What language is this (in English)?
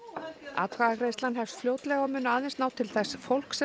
Icelandic